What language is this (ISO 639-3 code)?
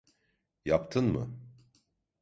tur